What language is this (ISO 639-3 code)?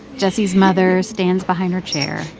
eng